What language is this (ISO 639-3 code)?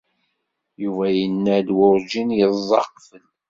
kab